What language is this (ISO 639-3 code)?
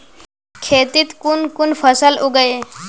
mag